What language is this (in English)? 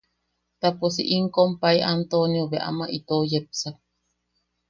Yaqui